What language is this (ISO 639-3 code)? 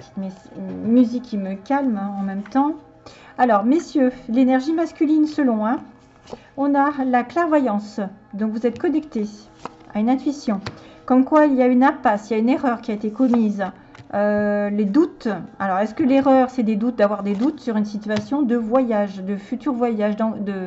fra